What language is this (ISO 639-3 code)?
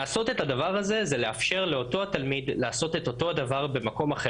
heb